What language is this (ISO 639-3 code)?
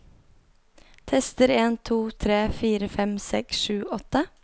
nor